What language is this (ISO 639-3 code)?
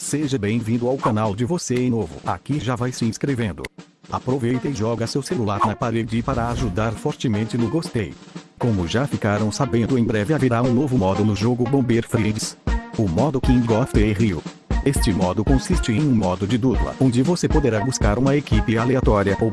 por